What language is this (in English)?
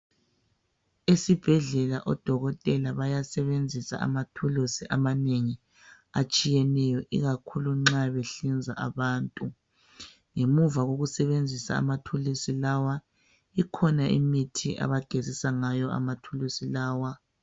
North Ndebele